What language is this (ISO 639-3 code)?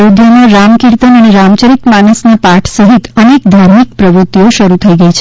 guj